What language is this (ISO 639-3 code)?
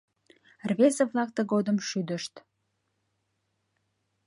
chm